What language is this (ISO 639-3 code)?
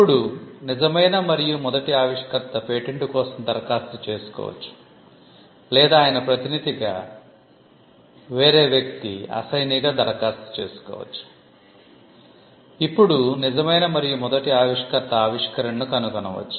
tel